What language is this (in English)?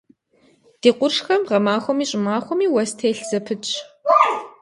Kabardian